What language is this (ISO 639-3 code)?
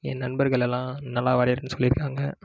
tam